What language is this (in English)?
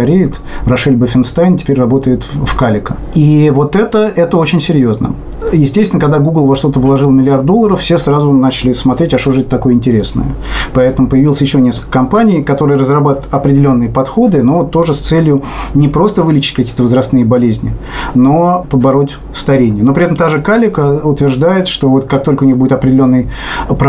Russian